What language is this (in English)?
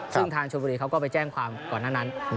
Thai